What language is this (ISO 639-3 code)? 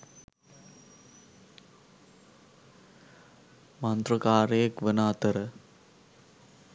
sin